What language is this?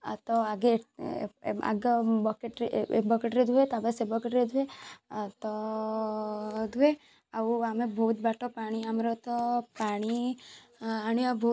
Odia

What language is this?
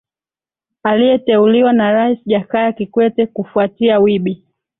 Swahili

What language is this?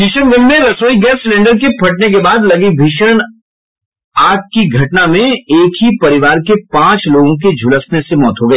Hindi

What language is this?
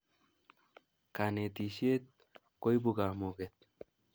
Kalenjin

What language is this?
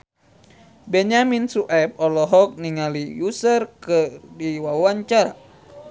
Sundanese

